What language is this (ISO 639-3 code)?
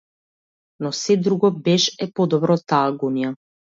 mkd